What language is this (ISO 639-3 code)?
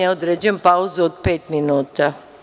srp